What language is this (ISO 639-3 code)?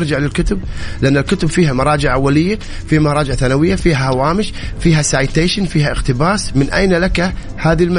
ara